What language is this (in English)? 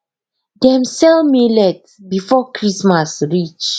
Nigerian Pidgin